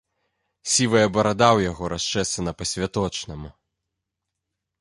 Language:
Belarusian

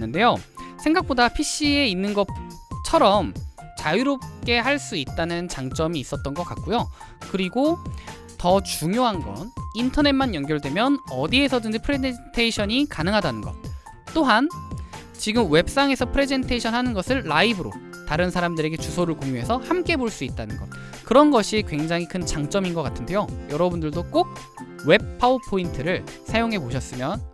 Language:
Korean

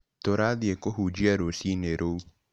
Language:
Kikuyu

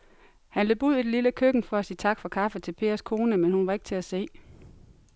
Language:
Danish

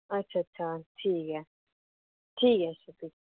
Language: Dogri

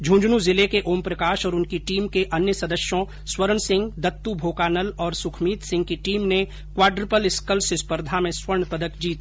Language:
Hindi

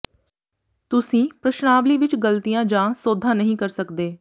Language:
Punjabi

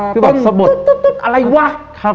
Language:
Thai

